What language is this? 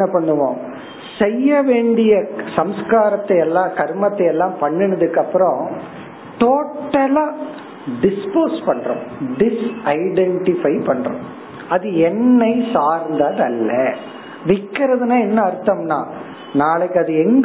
Tamil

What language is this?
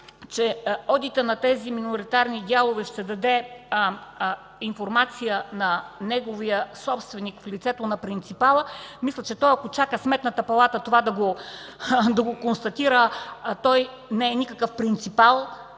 Bulgarian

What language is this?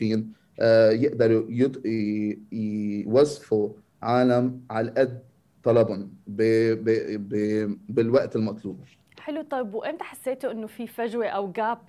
Arabic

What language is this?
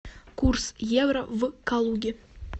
Russian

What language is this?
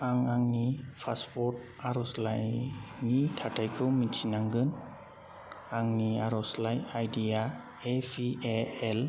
Bodo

